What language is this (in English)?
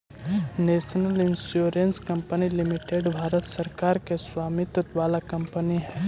Magahi